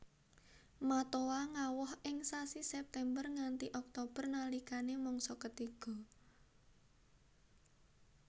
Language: Javanese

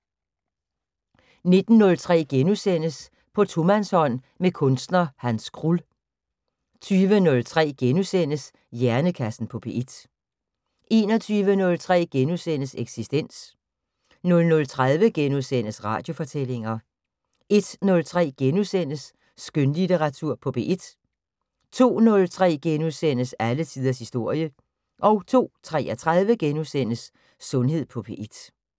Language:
Danish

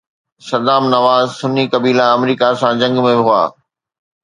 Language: Sindhi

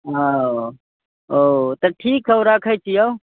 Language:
Maithili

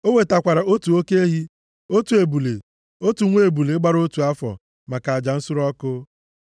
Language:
Igbo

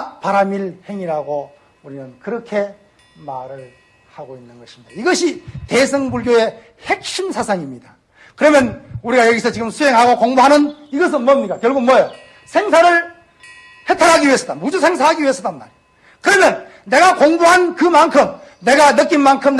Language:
Korean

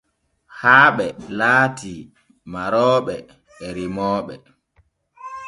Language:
Borgu Fulfulde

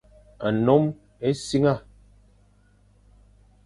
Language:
Fang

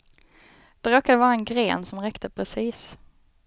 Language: Swedish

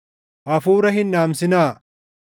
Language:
Oromo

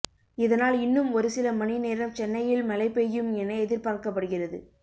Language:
Tamil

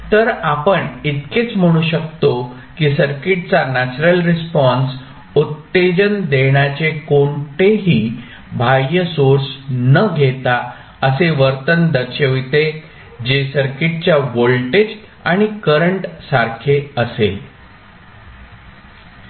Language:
Marathi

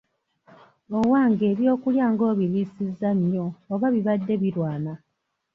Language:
Ganda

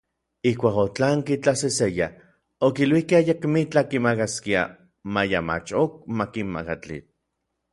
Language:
Orizaba Nahuatl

